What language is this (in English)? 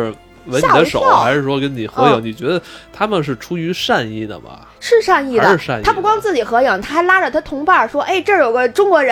Chinese